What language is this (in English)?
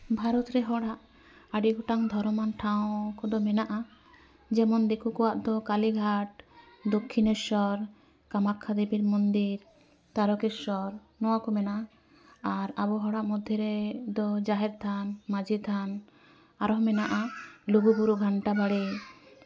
Santali